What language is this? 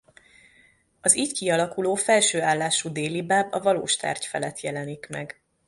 Hungarian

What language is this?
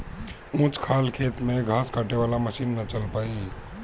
Bhojpuri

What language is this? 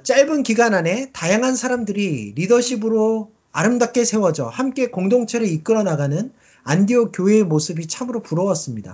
Korean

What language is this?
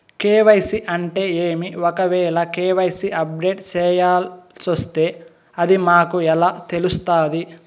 Telugu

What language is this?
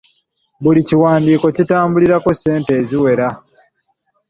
Ganda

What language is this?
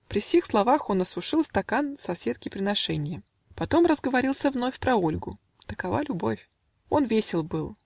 Russian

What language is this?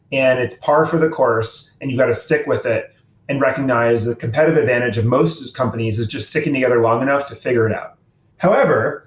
English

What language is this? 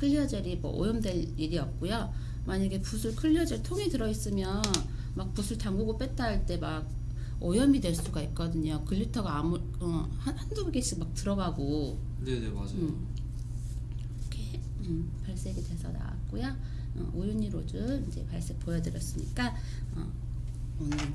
Korean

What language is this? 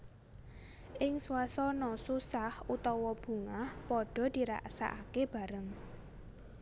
Javanese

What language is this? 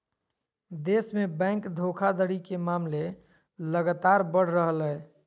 Magahi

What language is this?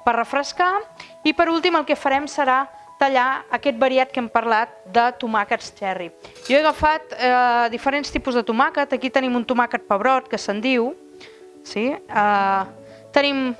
Catalan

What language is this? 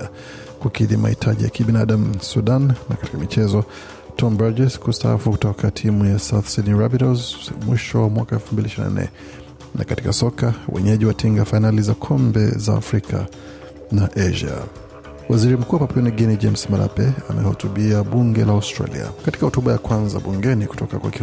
Swahili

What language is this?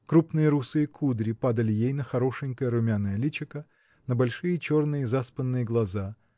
Russian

